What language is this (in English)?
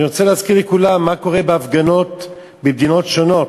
Hebrew